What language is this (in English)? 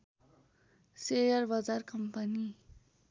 Nepali